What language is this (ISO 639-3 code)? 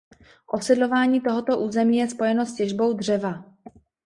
ces